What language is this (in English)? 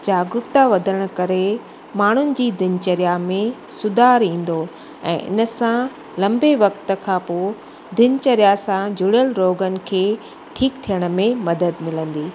Sindhi